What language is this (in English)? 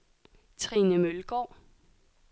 Danish